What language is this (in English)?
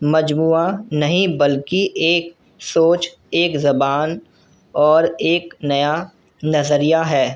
Urdu